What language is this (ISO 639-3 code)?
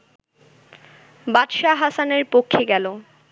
ben